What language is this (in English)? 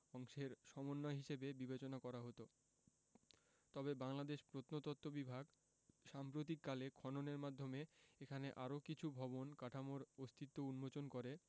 Bangla